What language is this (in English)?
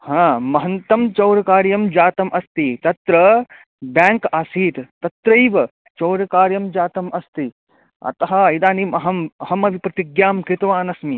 Sanskrit